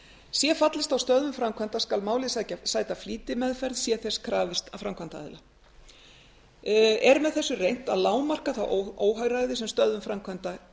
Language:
Icelandic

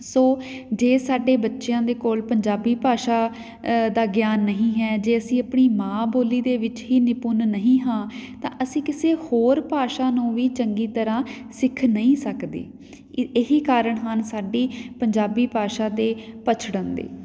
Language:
Punjabi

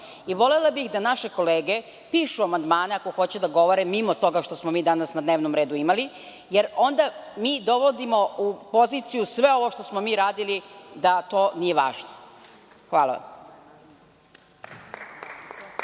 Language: Serbian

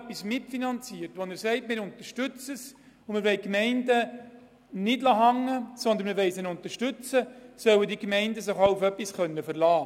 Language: Swiss German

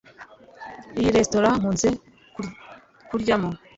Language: Kinyarwanda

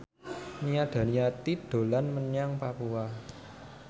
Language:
Javanese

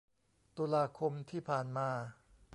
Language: Thai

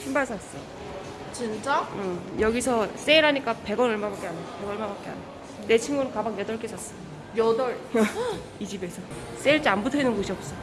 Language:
Korean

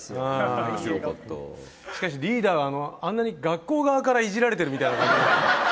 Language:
Japanese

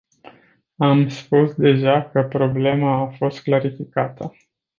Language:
Romanian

